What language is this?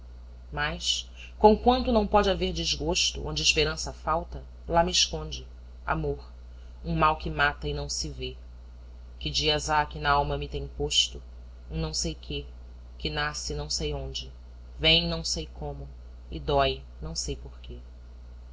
Portuguese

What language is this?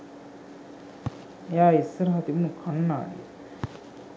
Sinhala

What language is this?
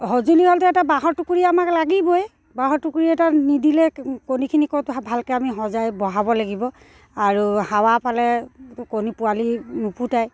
Assamese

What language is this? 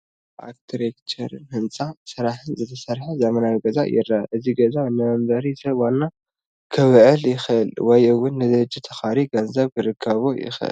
Tigrinya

